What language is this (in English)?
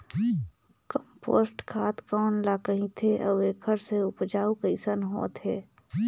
Chhattisgarhi